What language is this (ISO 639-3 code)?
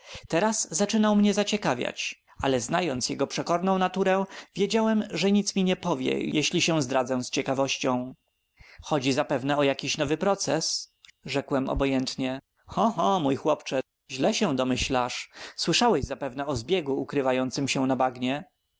pol